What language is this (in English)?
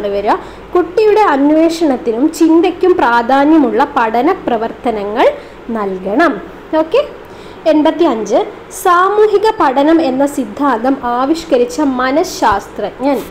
Malayalam